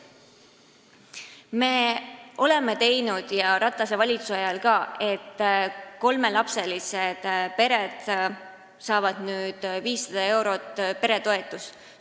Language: Estonian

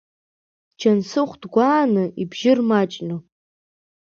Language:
Abkhazian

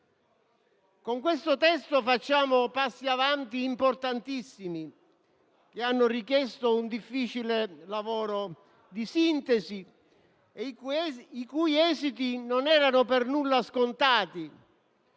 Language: Italian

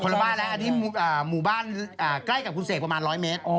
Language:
Thai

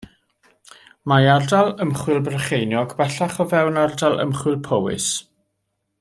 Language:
Welsh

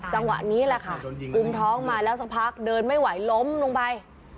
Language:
Thai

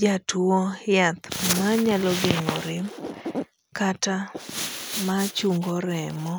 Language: Luo (Kenya and Tanzania)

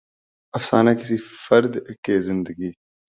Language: Urdu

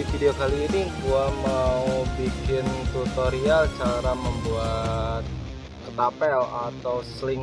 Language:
Indonesian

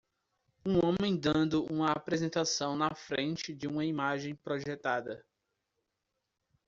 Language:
Portuguese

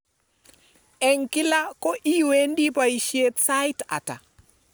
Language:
Kalenjin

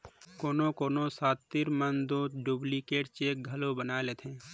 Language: Chhattisgarhi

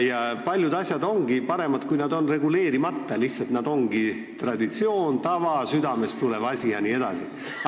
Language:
Estonian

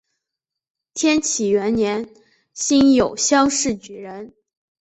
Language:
Chinese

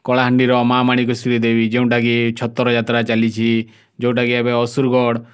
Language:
Odia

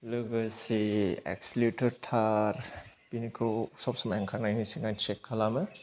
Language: Bodo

